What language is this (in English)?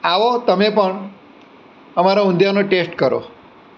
Gujarati